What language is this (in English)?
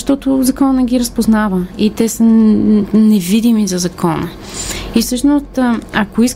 Bulgarian